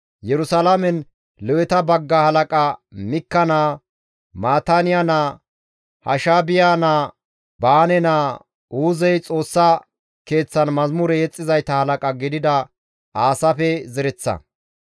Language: Gamo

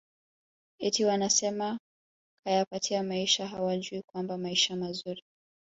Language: Swahili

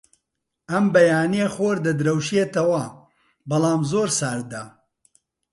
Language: Central Kurdish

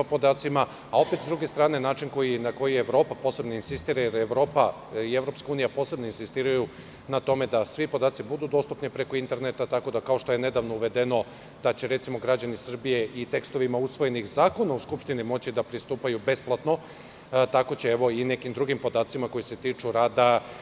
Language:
Serbian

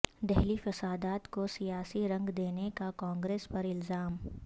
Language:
Urdu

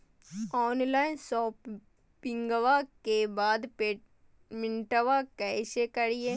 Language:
Magahi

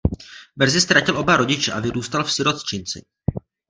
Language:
Czech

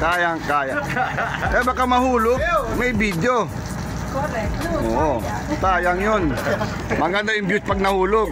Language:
Filipino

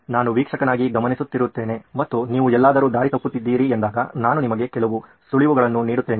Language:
Kannada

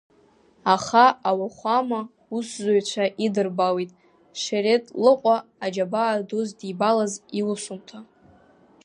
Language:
Abkhazian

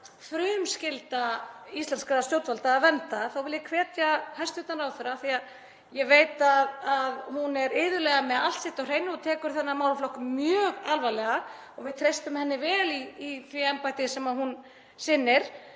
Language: Icelandic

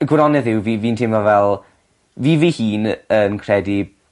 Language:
Welsh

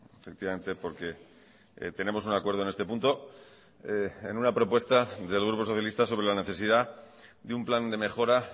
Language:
Spanish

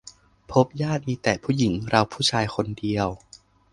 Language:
Thai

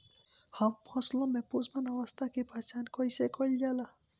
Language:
Bhojpuri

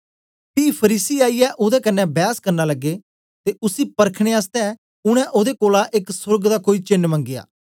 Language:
Dogri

